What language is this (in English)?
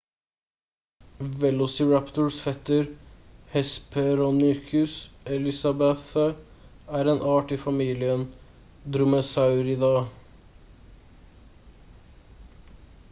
Norwegian Bokmål